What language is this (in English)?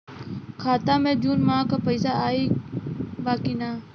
Bhojpuri